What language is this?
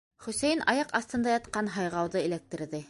Bashkir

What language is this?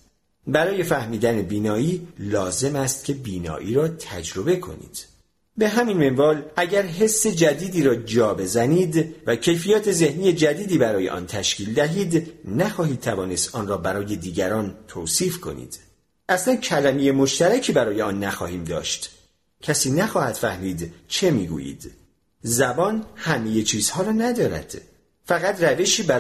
Persian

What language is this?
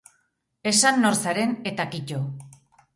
Basque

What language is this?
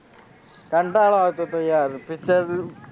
Gujarati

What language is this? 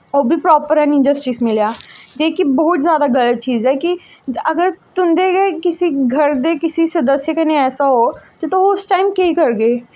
Dogri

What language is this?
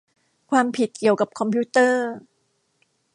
Thai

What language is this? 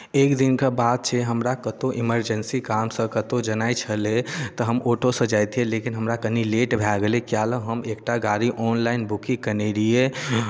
Maithili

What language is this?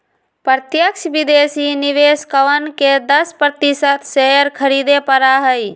Magahi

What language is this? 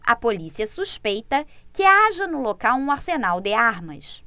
Portuguese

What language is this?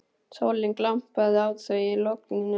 Icelandic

